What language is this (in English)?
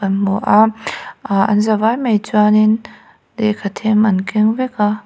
Mizo